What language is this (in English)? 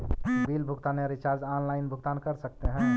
Magahi